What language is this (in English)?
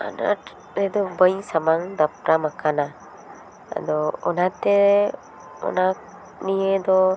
Santali